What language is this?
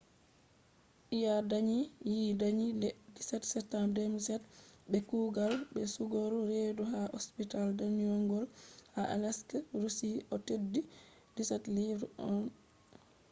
Fula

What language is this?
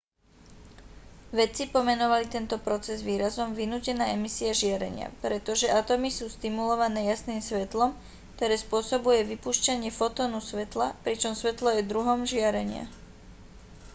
Slovak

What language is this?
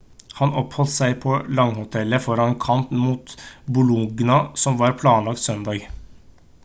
Norwegian Bokmål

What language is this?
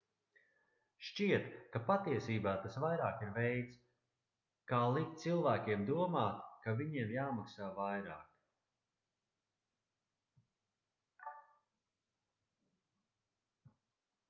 Latvian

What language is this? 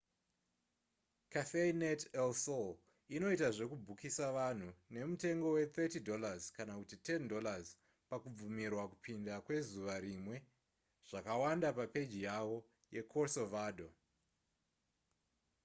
Shona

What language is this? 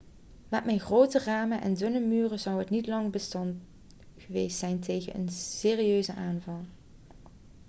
Dutch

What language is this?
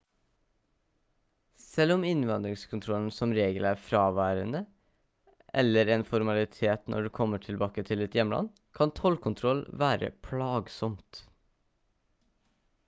Norwegian Bokmål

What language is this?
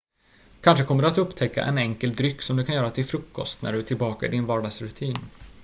Swedish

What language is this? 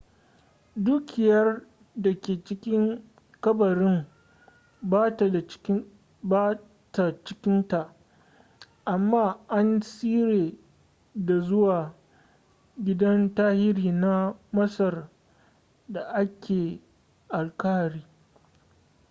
Hausa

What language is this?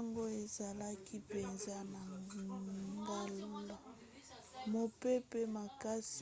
Lingala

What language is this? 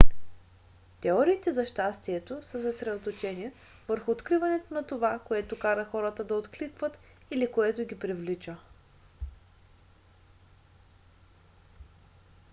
Bulgarian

